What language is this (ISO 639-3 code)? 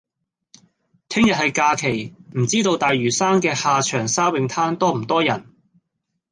yue